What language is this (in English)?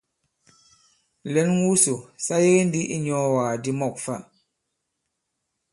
Bankon